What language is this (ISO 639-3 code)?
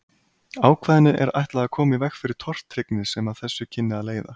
isl